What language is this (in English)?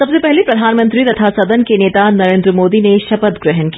Hindi